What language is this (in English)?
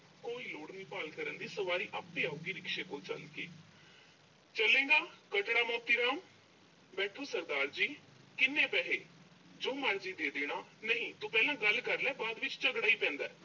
Punjabi